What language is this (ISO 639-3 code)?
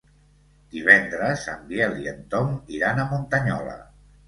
cat